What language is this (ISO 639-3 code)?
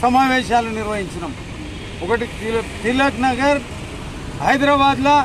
tel